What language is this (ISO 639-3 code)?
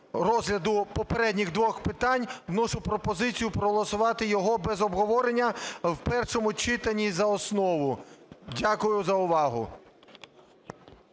ukr